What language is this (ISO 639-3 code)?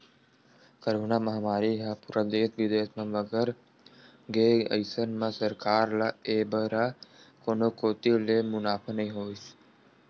hne